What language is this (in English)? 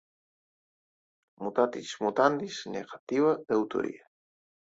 Portuguese